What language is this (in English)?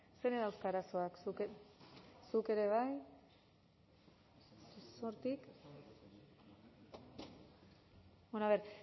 Basque